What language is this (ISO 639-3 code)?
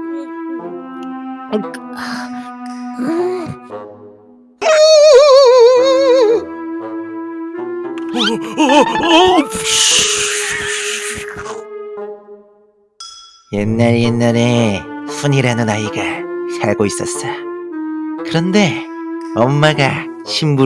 kor